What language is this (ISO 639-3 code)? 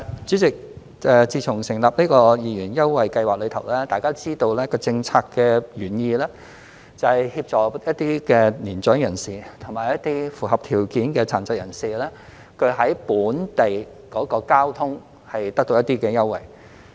yue